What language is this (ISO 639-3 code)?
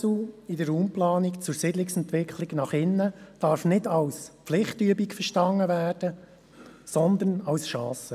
gsw